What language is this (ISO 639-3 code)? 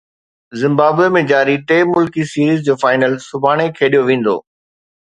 snd